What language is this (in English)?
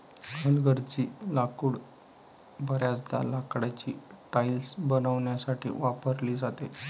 Marathi